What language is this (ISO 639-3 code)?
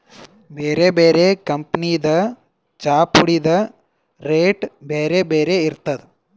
kan